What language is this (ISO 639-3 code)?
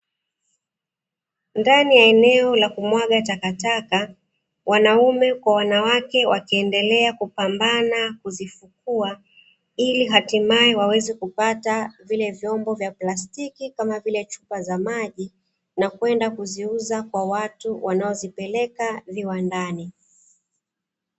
swa